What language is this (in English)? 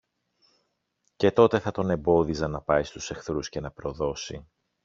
Greek